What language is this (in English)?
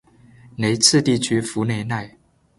Chinese